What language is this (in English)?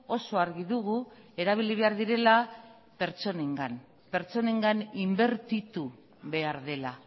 Basque